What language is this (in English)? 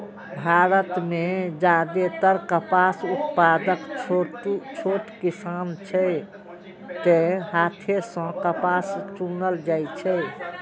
Maithili